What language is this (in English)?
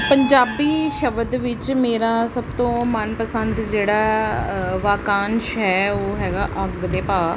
Punjabi